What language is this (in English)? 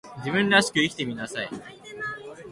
Japanese